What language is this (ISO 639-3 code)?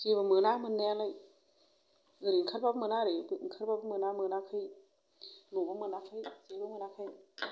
brx